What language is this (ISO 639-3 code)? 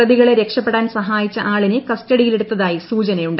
mal